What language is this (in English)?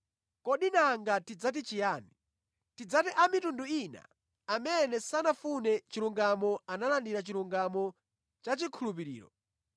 Nyanja